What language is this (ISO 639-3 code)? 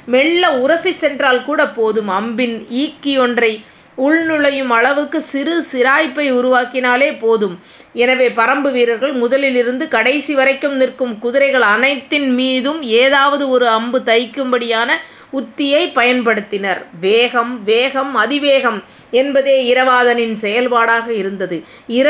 tam